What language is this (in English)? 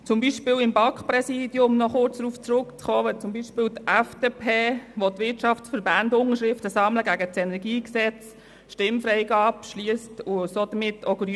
Swiss German